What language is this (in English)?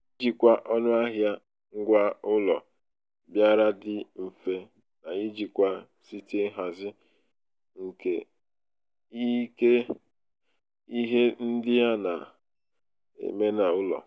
Igbo